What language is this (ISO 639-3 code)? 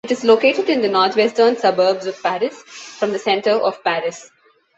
eng